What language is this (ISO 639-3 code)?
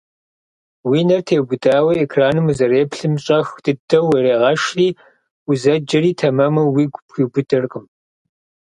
kbd